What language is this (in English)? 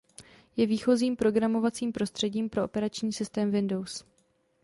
Czech